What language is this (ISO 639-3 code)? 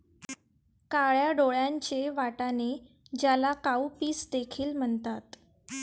mar